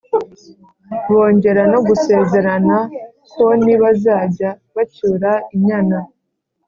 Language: Kinyarwanda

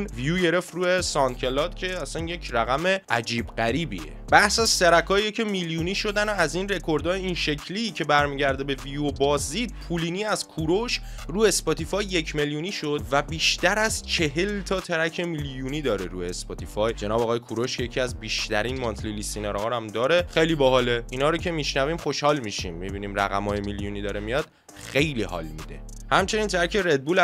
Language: Persian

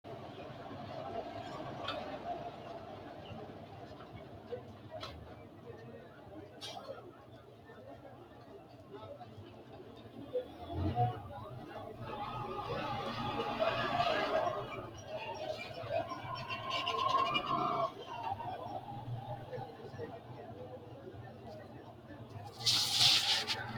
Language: Sidamo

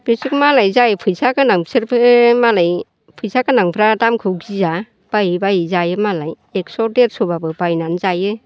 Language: Bodo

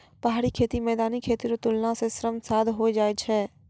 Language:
Maithili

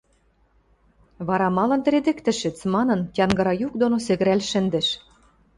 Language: Western Mari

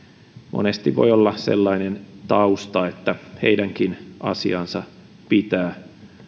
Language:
Finnish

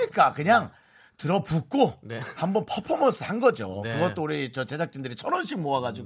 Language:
Korean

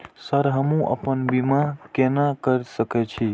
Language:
Maithili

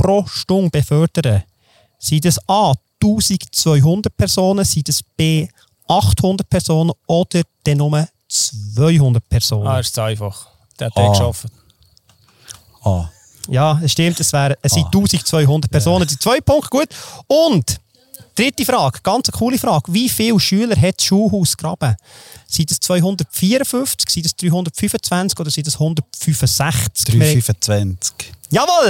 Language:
German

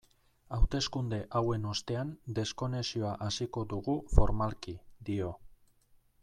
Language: Basque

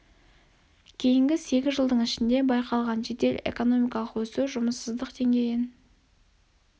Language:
Kazakh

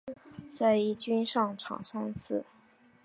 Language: Chinese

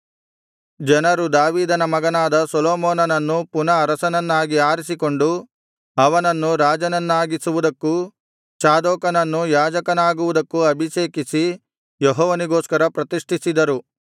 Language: Kannada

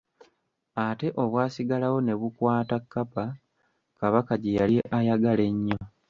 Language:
Ganda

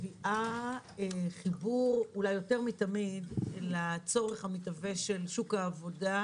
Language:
Hebrew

